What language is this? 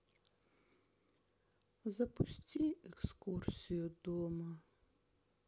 Russian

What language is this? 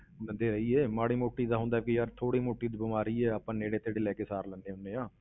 Punjabi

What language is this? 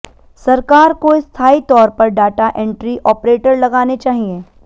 Hindi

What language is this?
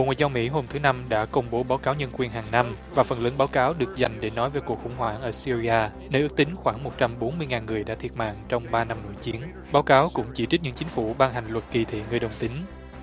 Vietnamese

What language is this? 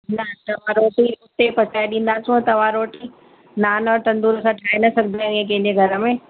Sindhi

